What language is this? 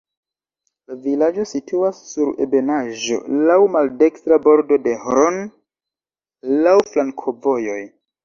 Esperanto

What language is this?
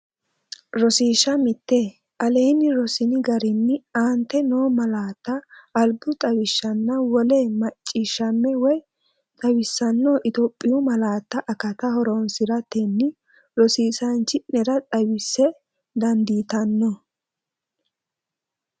Sidamo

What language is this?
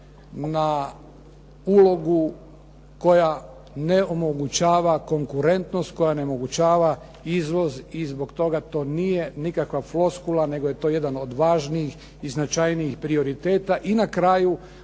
Croatian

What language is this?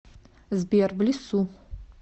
Russian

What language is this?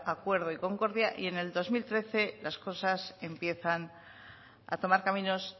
Spanish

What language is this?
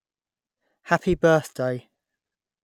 English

